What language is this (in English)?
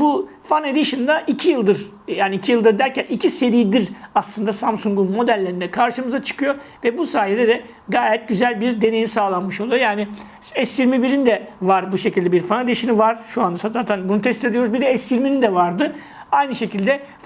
Turkish